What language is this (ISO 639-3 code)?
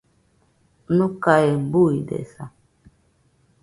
hux